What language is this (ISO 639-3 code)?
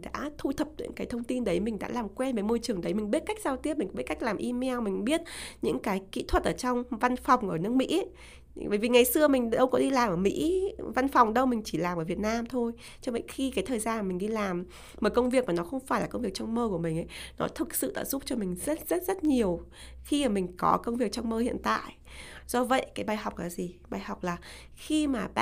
vie